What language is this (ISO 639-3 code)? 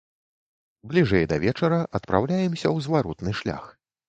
bel